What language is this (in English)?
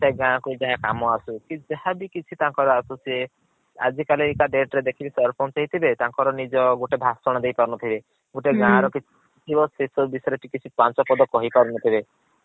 Odia